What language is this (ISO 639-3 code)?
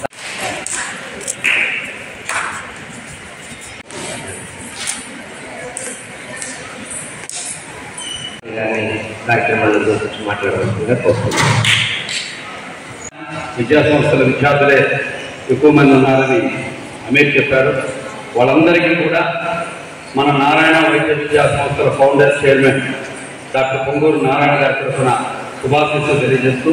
tel